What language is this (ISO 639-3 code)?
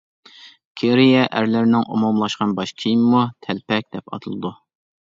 uig